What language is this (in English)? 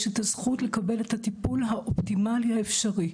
Hebrew